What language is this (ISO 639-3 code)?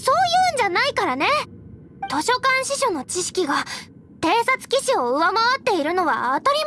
jpn